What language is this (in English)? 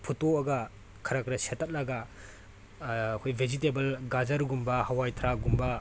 Manipuri